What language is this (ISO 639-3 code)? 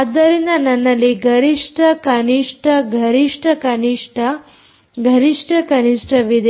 kan